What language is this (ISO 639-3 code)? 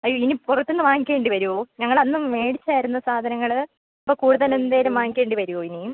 mal